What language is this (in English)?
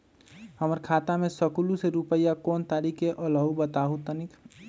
Magahi